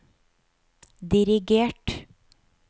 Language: Norwegian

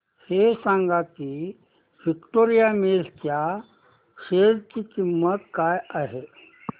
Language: Marathi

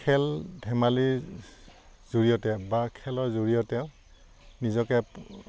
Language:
Assamese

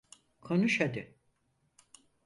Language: Turkish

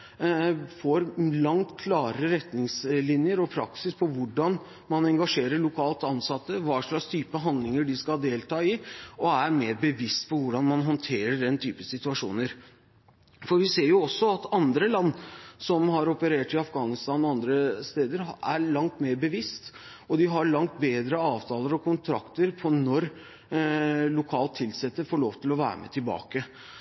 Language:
Norwegian Bokmål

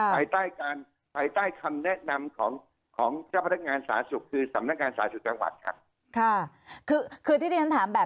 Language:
Thai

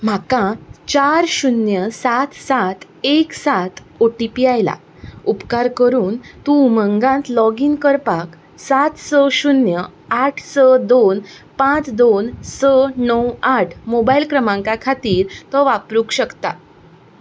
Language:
Konkani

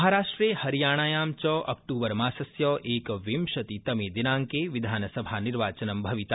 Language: Sanskrit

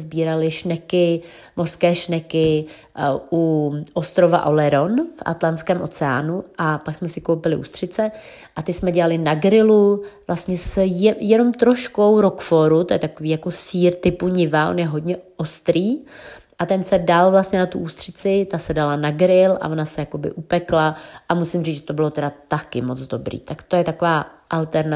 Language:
Czech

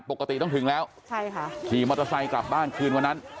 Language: Thai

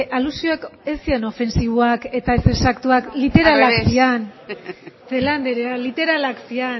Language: Basque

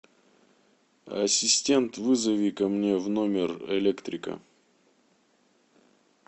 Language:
Russian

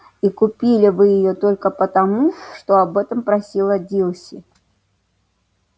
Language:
Russian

